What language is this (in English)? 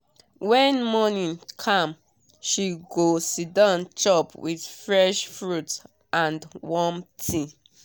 Nigerian Pidgin